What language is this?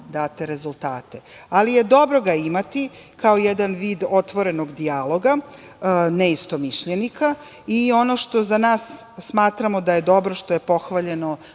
Serbian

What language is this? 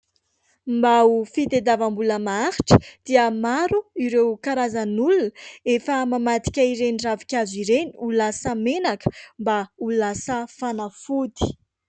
Malagasy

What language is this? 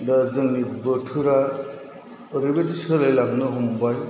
Bodo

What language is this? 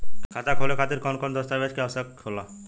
Bhojpuri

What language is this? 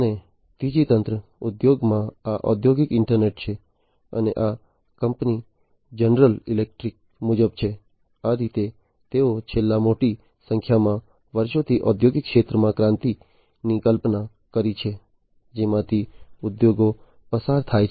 Gujarati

